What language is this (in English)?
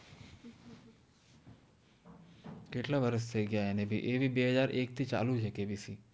Gujarati